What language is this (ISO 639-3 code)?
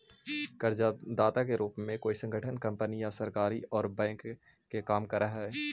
mag